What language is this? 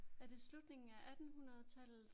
Danish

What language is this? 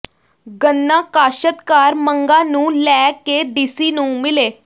Punjabi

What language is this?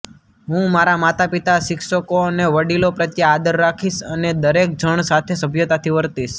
Gujarati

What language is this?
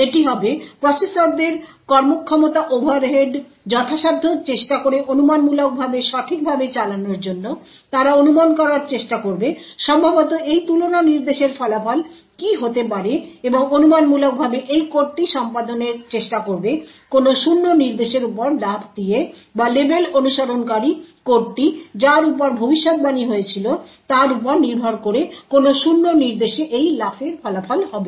Bangla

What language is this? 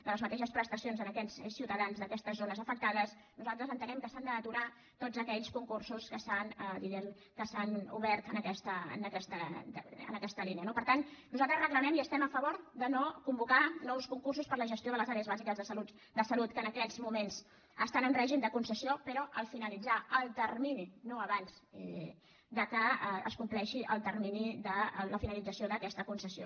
Catalan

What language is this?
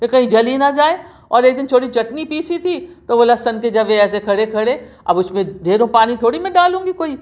Urdu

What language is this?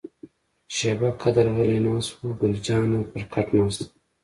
Pashto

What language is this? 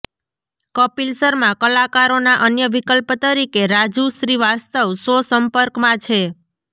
Gujarati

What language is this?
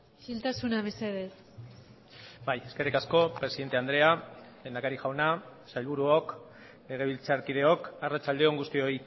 Basque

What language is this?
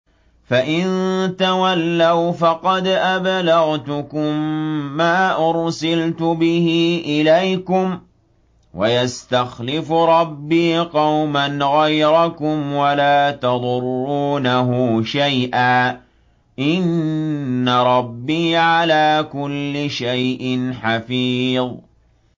Arabic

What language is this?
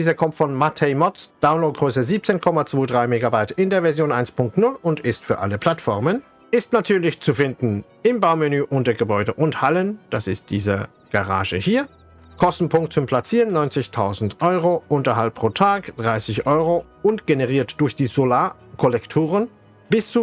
German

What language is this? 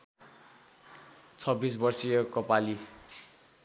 Nepali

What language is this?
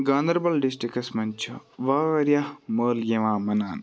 Kashmiri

